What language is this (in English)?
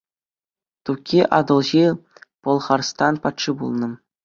Chuvash